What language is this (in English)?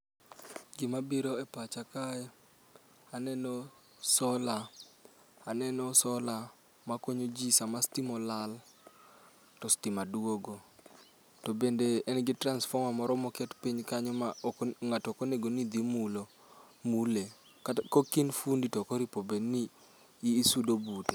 Luo (Kenya and Tanzania)